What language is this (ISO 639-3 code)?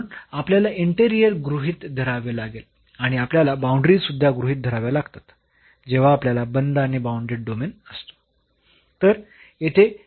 mar